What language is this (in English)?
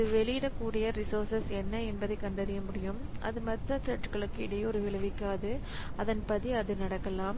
Tamil